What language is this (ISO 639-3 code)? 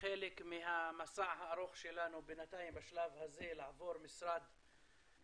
heb